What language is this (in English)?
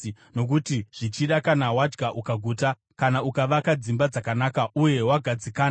Shona